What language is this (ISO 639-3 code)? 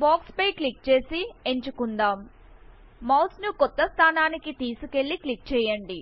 tel